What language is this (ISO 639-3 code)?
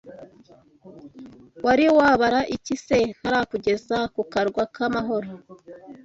kin